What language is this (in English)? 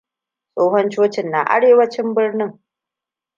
Hausa